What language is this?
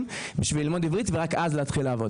Hebrew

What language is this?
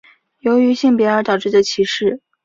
Chinese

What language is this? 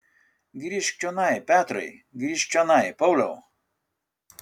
Lithuanian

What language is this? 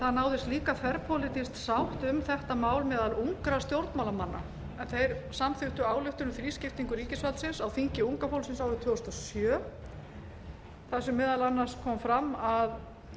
Icelandic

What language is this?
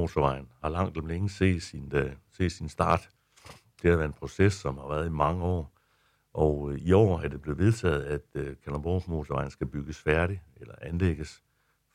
Danish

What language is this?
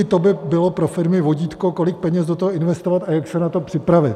Czech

